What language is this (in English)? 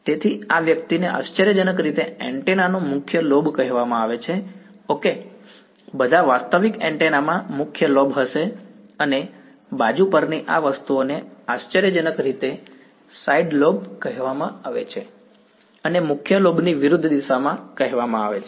Gujarati